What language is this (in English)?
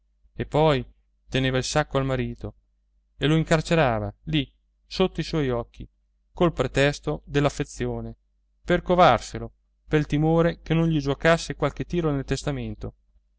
Italian